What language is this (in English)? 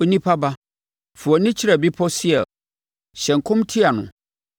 Akan